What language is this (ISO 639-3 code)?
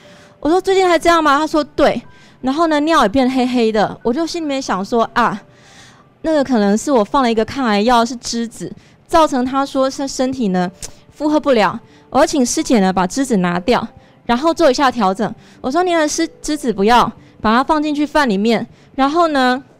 zho